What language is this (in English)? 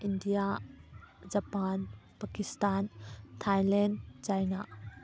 Manipuri